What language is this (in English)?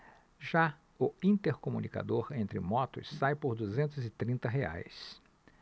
Portuguese